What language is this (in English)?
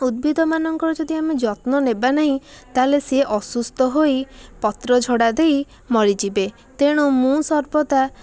Odia